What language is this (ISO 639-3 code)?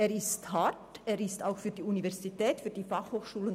gsw